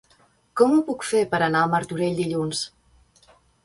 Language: Catalan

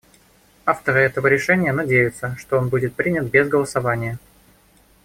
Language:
Russian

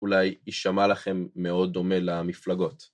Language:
Hebrew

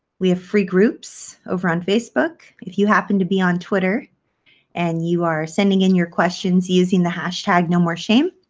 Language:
English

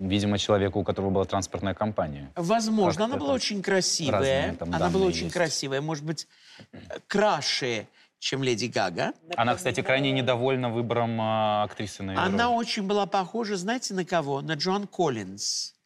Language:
Russian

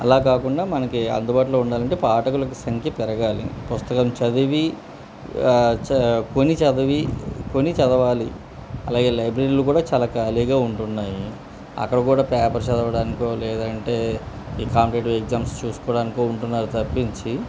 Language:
Telugu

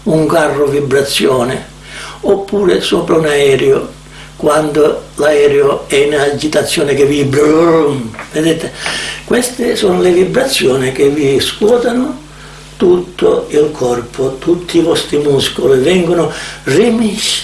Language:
Italian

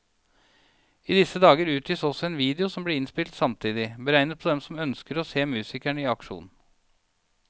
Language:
Norwegian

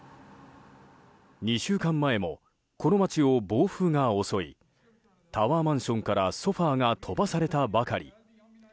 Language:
Japanese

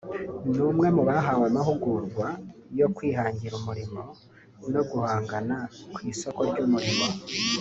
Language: Kinyarwanda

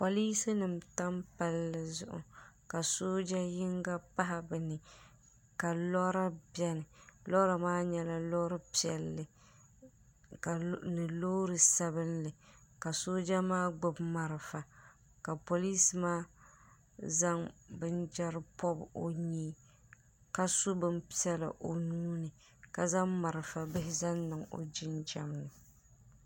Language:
Dagbani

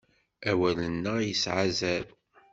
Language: Kabyle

